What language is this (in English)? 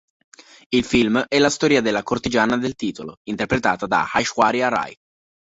Italian